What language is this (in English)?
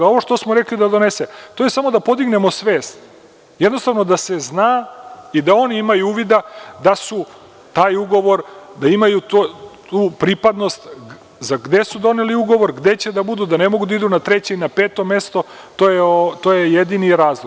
Serbian